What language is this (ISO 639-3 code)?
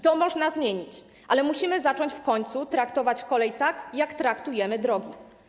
pol